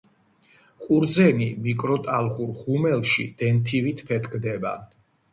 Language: Georgian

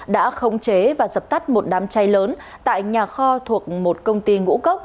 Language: Vietnamese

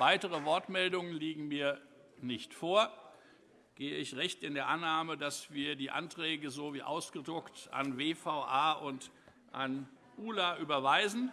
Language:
German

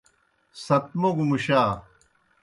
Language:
Kohistani Shina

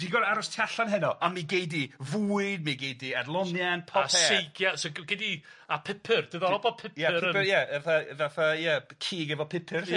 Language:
Welsh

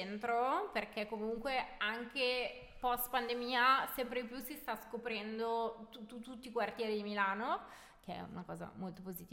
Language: Italian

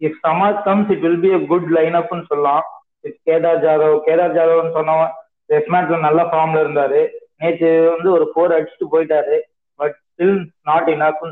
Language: Tamil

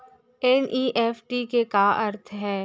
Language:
Chhattisgarhi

